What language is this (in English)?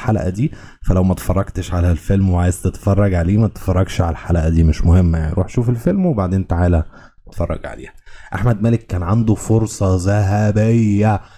Arabic